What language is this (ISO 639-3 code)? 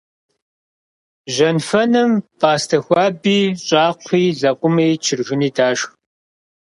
kbd